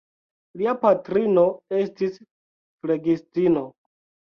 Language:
Esperanto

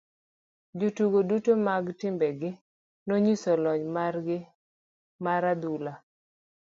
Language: Luo (Kenya and Tanzania)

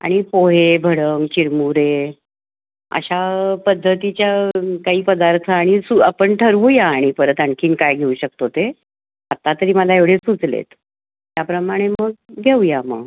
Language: Marathi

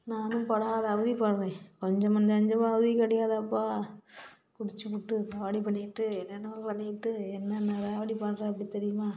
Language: Tamil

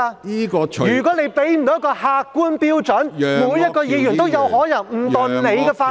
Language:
Cantonese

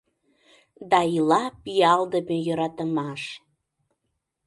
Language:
Mari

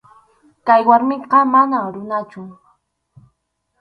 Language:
Arequipa-La Unión Quechua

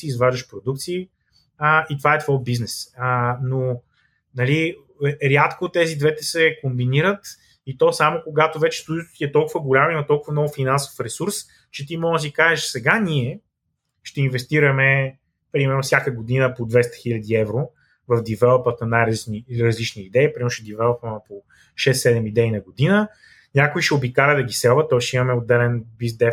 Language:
Bulgarian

